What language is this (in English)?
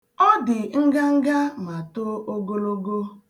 Igbo